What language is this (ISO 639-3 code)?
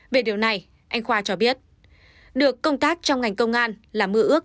vie